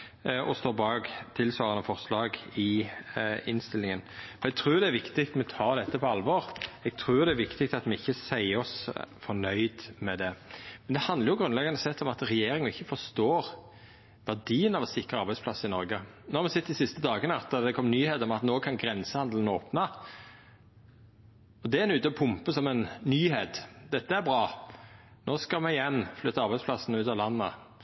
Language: Norwegian Nynorsk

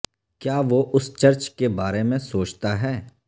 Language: Urdu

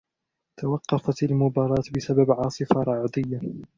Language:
Arabic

